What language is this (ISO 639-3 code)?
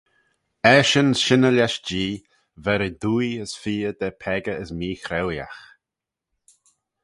glv